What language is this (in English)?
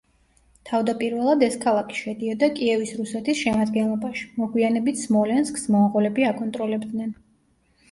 Georgian